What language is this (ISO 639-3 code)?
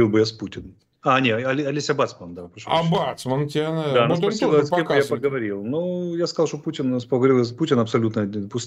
rus